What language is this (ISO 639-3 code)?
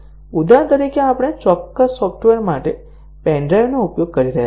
guj